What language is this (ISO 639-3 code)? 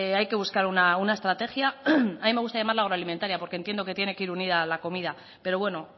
spa